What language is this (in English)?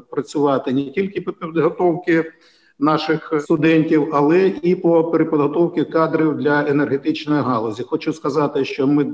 Ukrainian